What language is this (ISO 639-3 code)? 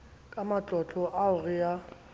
sot